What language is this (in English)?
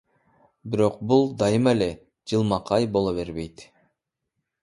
Kyrgyz